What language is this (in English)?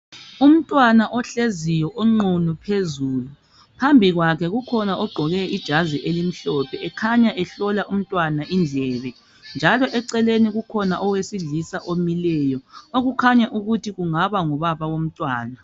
North Ndebele